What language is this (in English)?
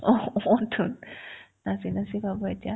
Assamese